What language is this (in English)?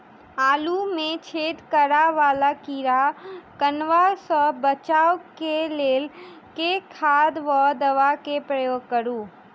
Maithili